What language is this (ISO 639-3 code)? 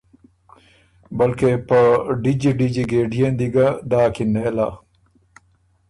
oru